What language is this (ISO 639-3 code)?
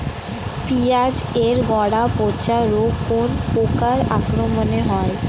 ben